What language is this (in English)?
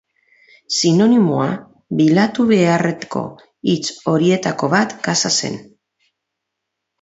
Basque